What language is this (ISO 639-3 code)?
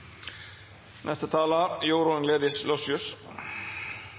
nno